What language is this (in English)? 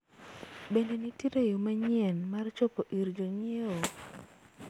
Luo (Kenya and Tanzania)